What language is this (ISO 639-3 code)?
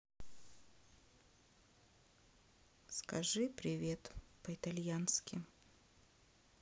rus